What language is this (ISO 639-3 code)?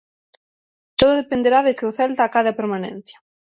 glg